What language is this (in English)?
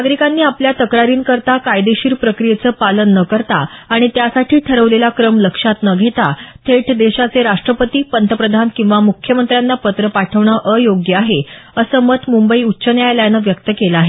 Marathi